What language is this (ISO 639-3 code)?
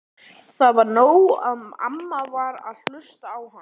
isl